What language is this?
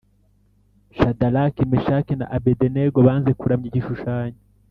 Kinyarwanda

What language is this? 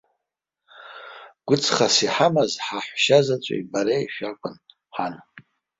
Abkhazian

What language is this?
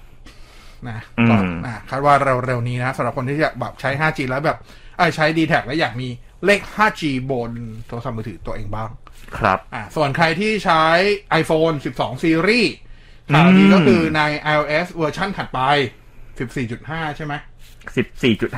Thai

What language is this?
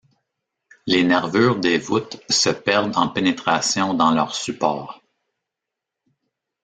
French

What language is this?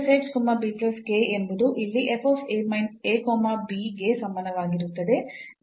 Kannada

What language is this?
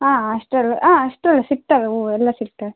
Kannada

